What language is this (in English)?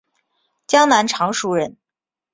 Chinese